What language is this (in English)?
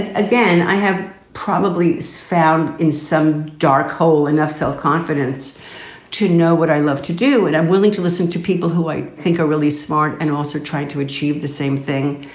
English